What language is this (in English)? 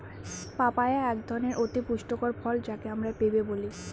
Bangla